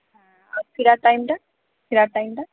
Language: Bangla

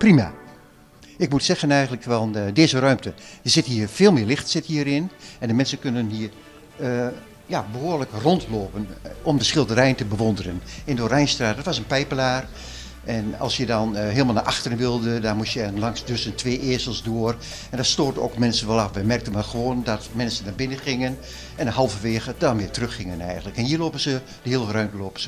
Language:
Dutch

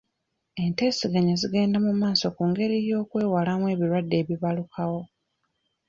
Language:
Ganda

